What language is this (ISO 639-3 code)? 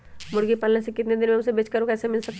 mag